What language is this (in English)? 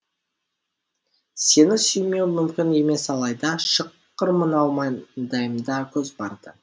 Kazakh